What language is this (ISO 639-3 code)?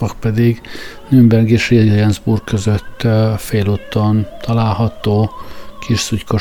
hun